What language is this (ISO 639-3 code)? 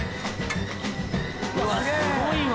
jpn